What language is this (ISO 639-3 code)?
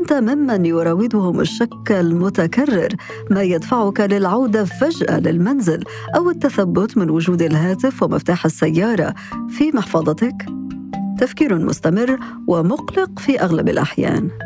ara